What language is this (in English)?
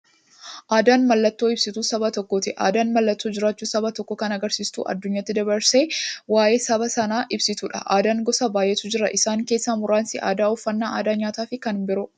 Oromo